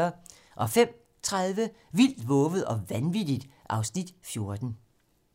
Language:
Danish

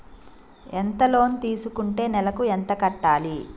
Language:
Telugu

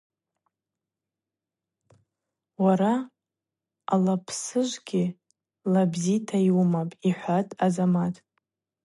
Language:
Abaza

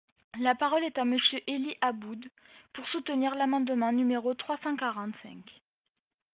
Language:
French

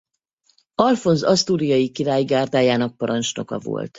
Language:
Hungarian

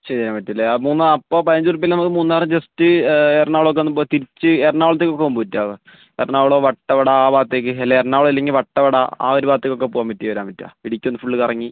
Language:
Malayalam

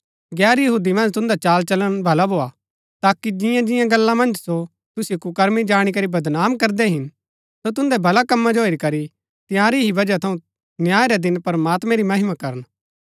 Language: Gaddi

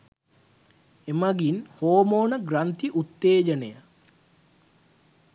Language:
Sinhala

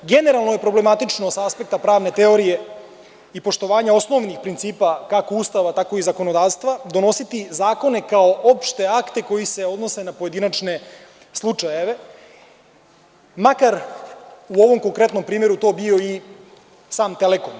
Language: Serbian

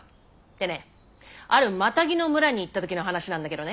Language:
Japanese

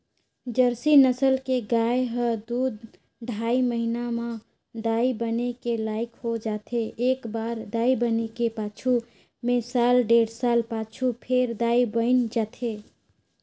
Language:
Chhattisgarhi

